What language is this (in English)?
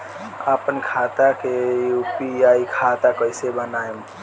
Bhojpuri